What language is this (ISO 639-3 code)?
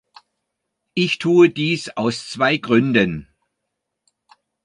deu